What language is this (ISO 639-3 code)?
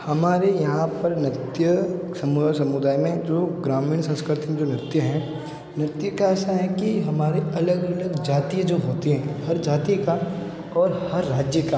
hin